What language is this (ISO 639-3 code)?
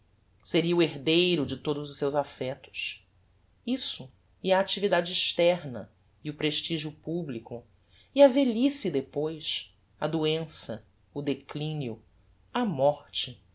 por